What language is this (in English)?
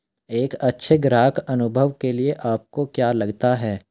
Hindi